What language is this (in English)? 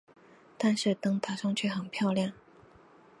Chinese